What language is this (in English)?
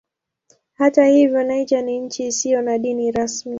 Swahili